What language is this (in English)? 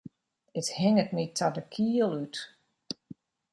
Western Frisian